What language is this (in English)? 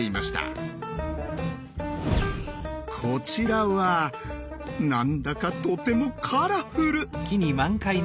Japanese